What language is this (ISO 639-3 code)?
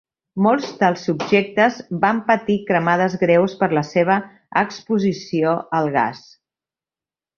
cat